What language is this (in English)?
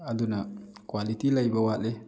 Manipuri